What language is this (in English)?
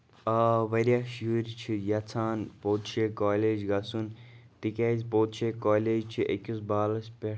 Kashmiri